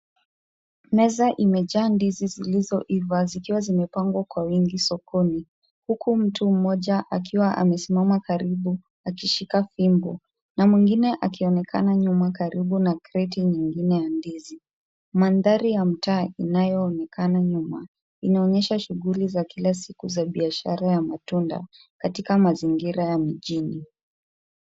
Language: Swahili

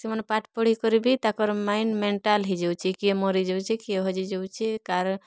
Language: Odia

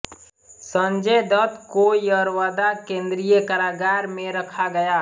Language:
Hindi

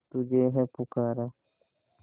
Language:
Hindi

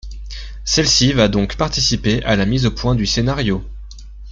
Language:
French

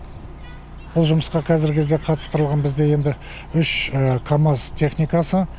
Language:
Kazakh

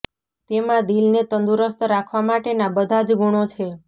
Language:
Gujarati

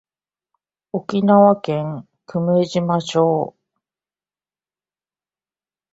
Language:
Japanese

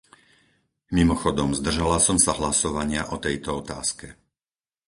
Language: Slovak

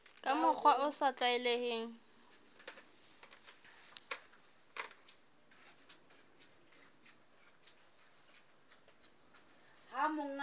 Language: Southern Sotho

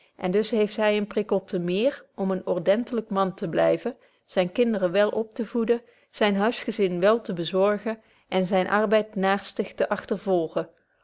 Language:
Dutch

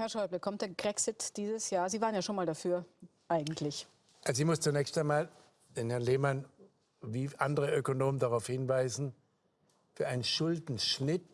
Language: German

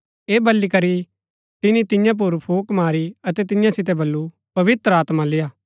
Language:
Gaddi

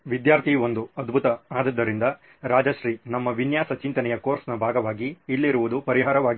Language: Kannada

